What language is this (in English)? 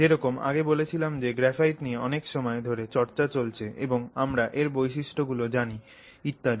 Bangla